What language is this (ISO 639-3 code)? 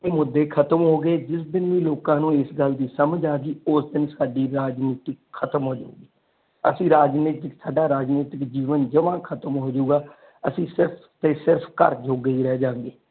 pan